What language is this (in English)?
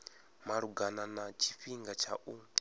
Venda